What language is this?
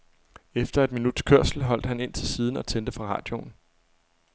Danish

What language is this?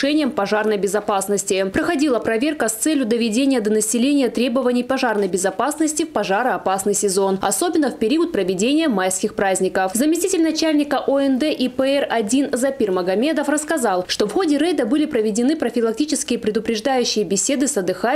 Russian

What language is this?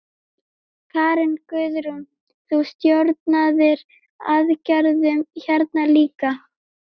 Icelandic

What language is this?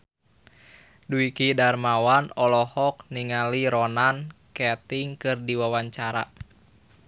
Sundanese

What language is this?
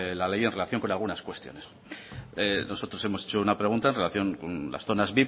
Spanish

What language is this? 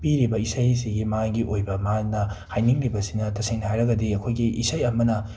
Manipuri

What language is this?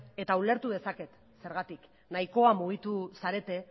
Basque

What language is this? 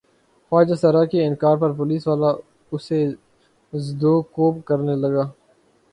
Urdu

